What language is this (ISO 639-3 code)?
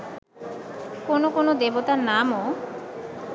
ben